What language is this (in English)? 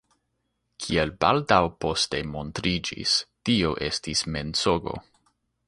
Esperanto